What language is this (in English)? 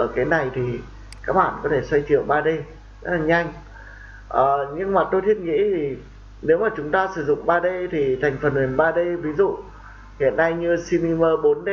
Vietnamese